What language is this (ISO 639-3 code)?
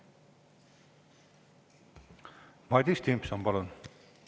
est